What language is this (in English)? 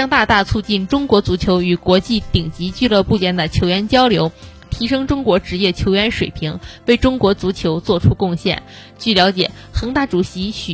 Chinese